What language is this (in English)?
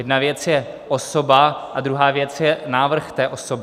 Czech